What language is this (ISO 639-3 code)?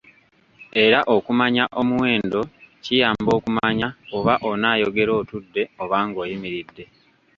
lug